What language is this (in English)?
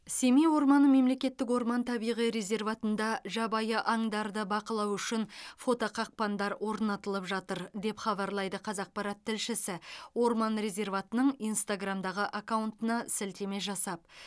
Kazakh